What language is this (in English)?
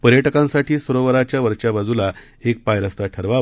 Marathi